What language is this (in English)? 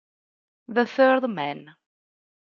Italian